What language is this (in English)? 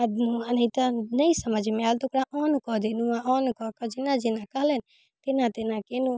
Maithili